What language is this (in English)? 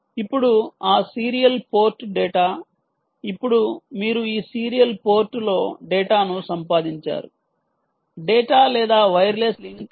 Telugu